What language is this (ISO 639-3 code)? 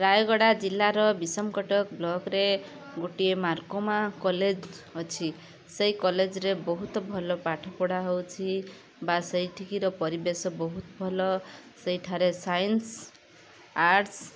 ori